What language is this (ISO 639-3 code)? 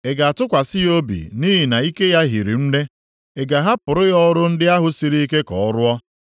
ibo